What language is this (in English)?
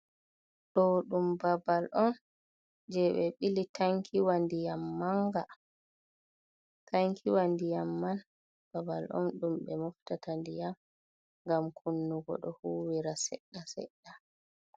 Fula